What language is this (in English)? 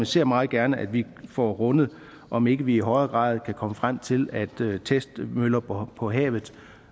Danish